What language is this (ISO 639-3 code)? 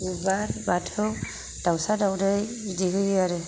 brx